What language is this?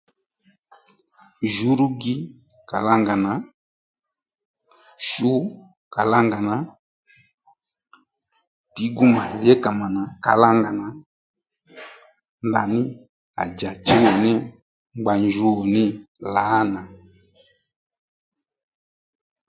Lendu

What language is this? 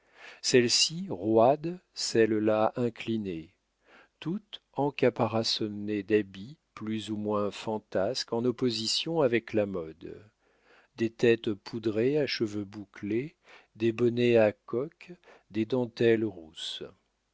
French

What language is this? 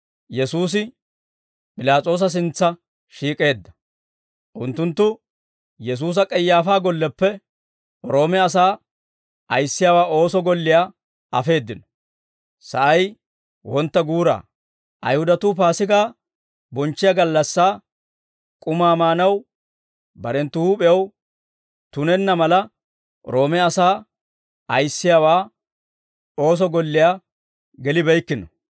Dawro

